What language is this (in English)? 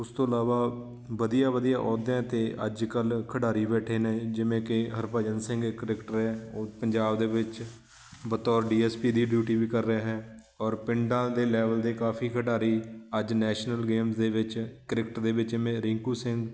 Punjabi